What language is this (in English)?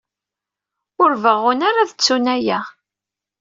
Kabyle